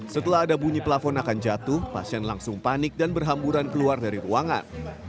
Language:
Indonesian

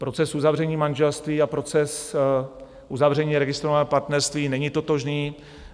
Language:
Czech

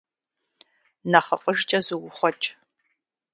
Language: Kabardian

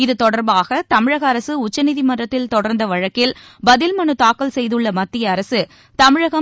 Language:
Tamil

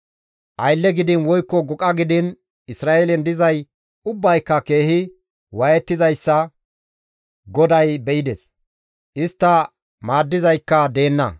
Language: Gamo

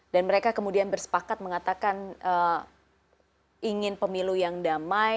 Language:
Indonesian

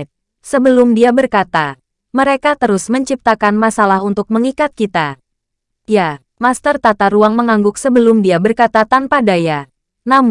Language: Indonesian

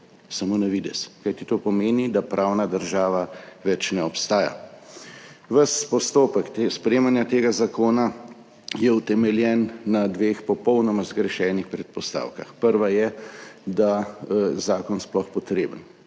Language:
Slovenian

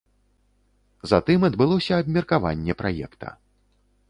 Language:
Belarusian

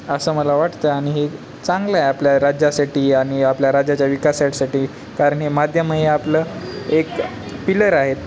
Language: Marathi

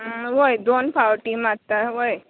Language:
Konkani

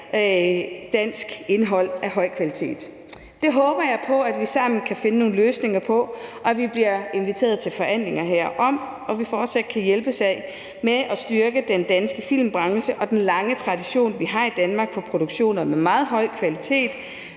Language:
Danish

